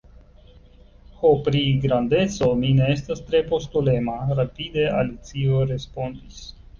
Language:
Esperanto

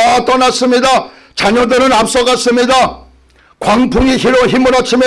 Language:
Korean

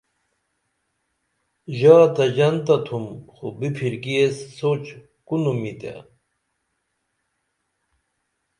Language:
Dameli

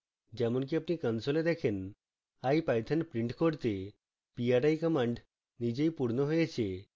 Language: Bangla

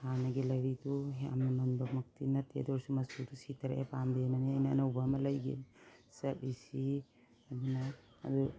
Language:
Manipuri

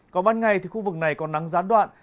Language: Vietnamese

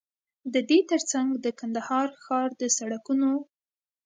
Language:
Pashto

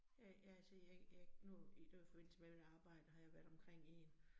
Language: Danish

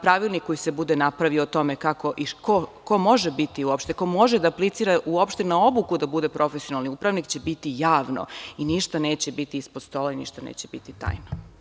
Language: Serbian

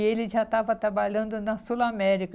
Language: Portuguese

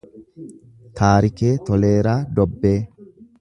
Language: Oromo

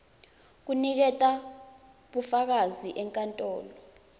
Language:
Swati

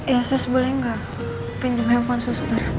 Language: Indonesian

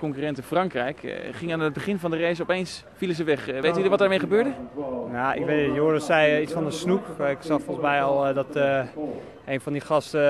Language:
Dutch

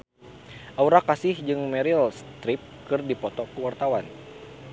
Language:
Sundanese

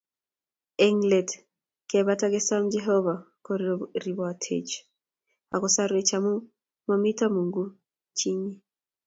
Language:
Kalenjin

